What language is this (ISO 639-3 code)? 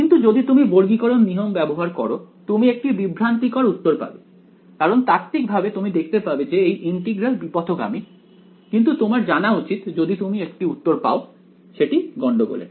ben